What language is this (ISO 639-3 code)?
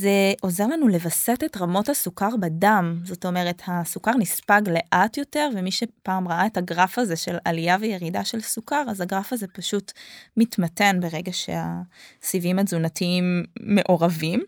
heb